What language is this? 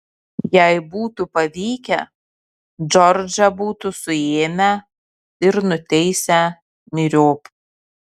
Lithuanian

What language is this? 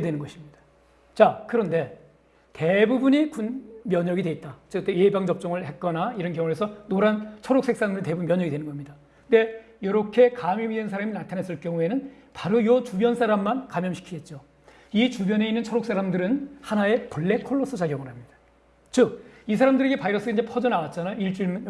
Korean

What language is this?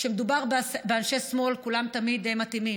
Hebrew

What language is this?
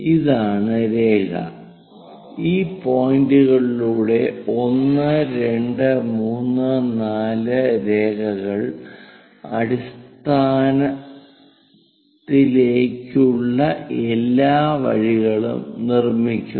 Malayalam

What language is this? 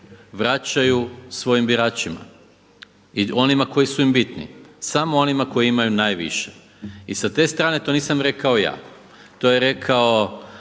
Croatian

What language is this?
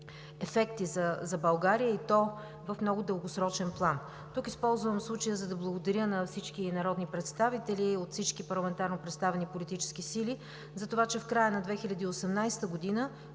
Bulgarian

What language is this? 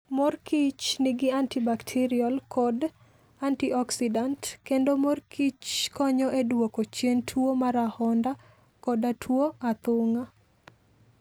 Luo (Kenya and Tanzania)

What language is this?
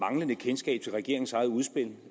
Danish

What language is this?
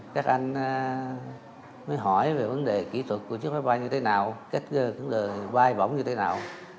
Vietnamese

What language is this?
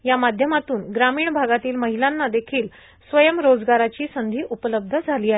Marathi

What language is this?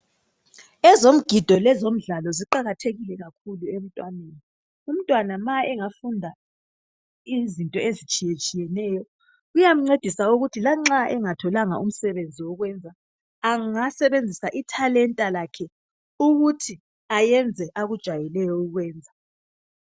North Ndebele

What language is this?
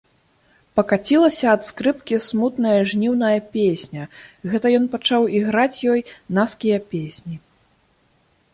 Belarusian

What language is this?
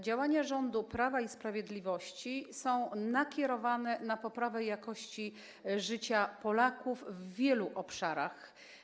Polish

